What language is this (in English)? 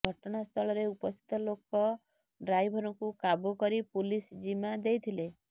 Odia